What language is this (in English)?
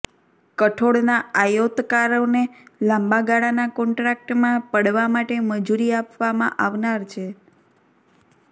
Gujarati